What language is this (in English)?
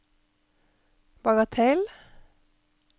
Norwegian